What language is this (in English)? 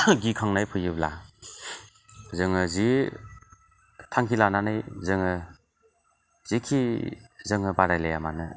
Bodo